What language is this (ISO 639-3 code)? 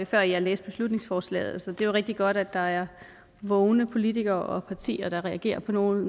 dan